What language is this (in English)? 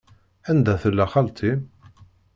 Kabyle